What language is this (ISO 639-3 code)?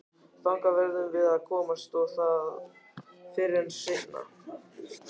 isl